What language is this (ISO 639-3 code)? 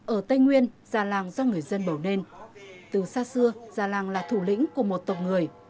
vie